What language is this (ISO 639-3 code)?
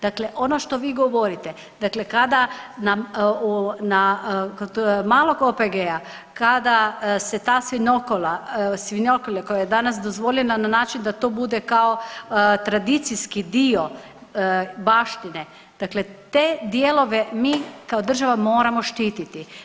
hrv